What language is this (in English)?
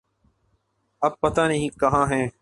Urdu